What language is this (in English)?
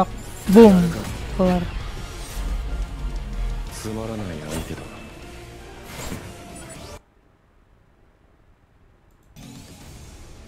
Indonesian